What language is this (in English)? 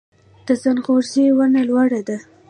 Pashto